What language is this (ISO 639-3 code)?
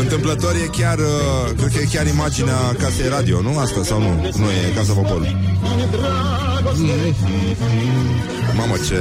ron